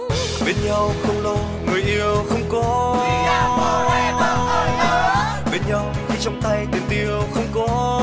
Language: Vietnamese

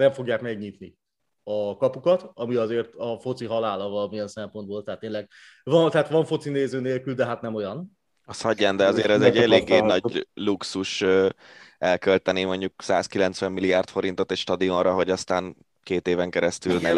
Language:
Hungarian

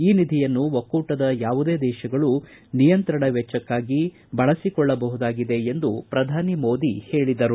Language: Kannada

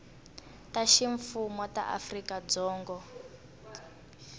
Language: Tsonga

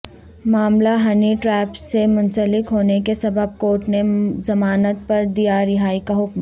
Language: Urdu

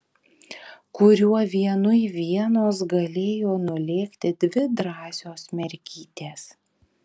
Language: Lithuanian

